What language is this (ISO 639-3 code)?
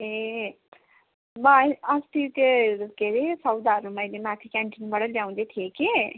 nep